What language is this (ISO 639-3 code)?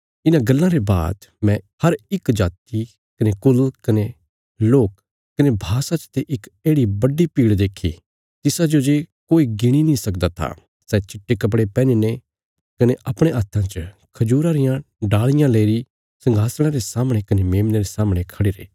kfs